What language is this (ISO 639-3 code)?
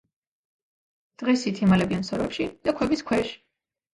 kat